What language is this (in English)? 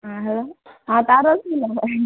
Maithili